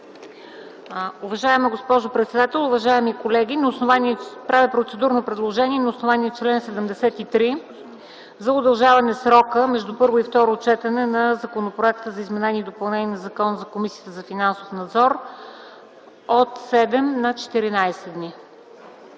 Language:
Bulgarian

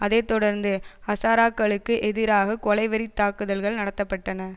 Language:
Tamil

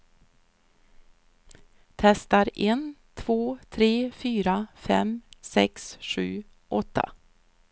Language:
Swedish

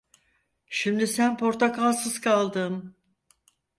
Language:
Turkish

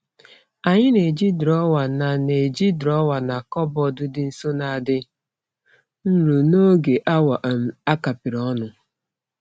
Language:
Igbo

